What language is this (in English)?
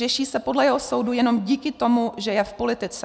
Czech